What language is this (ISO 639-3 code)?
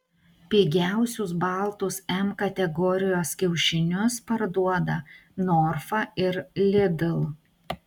lit